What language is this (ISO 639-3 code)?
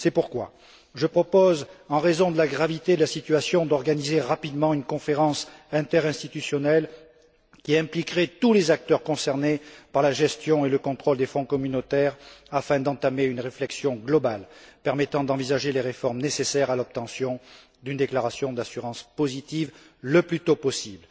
fra